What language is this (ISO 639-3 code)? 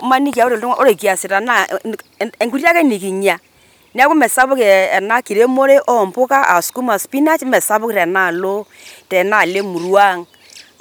mas